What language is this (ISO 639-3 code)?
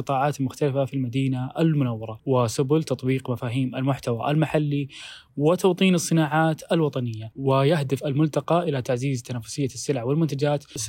ara